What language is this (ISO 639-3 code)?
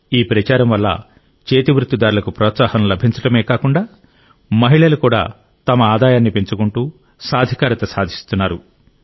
tel